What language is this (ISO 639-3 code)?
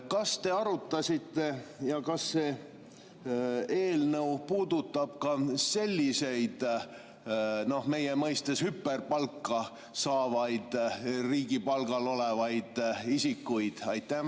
est